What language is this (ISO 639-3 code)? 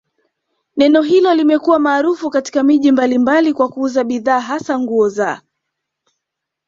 swa